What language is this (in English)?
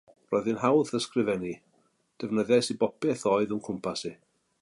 Welsh